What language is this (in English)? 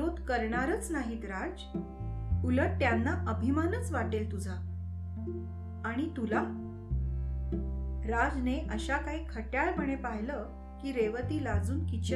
Marathi